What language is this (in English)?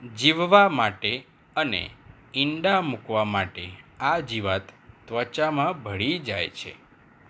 Gujarati